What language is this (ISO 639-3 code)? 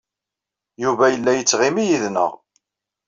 kab